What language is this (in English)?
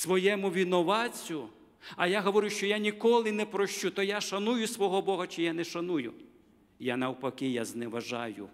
Ukrainian